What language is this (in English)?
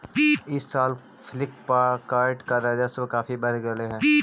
Magahi